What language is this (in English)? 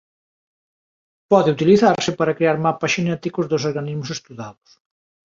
Galician